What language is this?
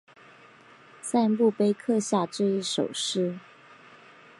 Chinese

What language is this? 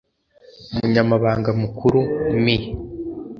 Kinyarwanda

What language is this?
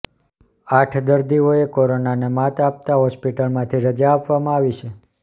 Gujarati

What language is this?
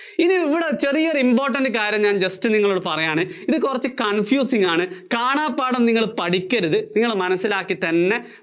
Malayalam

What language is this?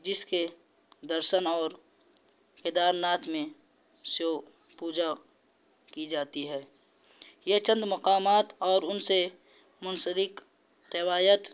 Urdu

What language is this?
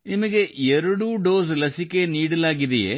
Kannada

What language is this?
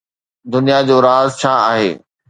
Sindhi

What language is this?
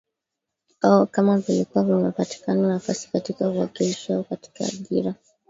Swahili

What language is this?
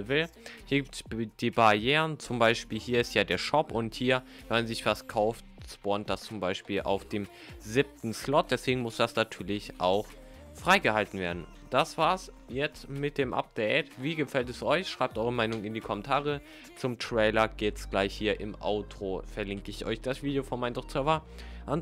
German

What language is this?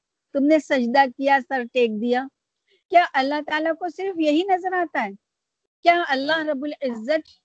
Urdu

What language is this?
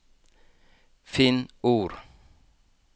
Norwegian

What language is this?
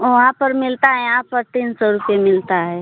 Hindi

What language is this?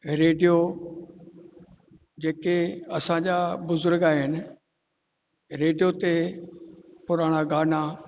Sindhi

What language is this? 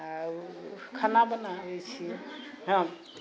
Maithili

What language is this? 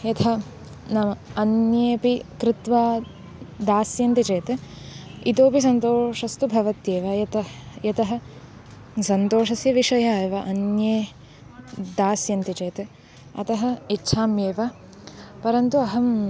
Sanskrit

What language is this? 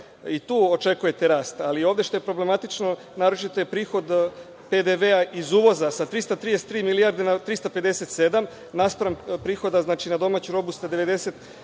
Serbian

